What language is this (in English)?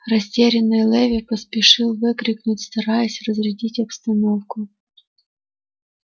Russian